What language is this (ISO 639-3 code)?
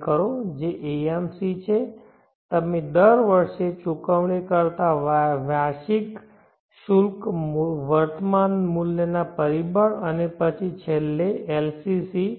guj